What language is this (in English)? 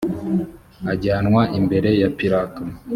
Kinyarwanda